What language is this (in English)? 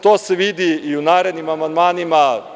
Serbian